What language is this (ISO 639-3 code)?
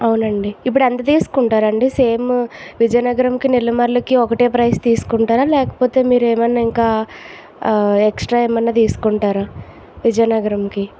tel